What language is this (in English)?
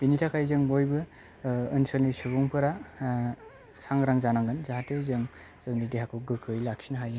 Bodo